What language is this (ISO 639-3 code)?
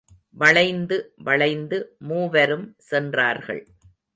tam